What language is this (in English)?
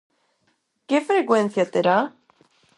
Galician